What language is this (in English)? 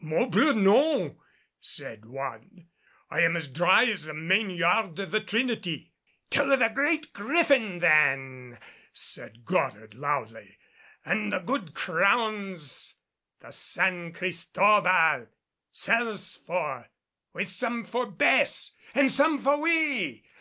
English